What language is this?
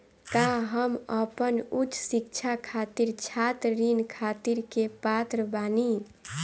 Bhojpuri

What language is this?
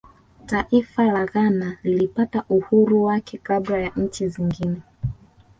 Swahili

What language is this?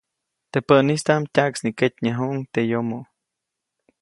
Copainalá Zoque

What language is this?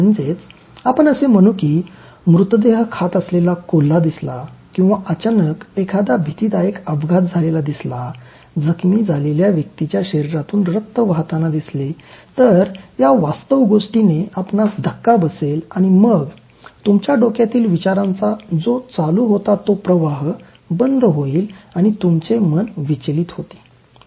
Marathi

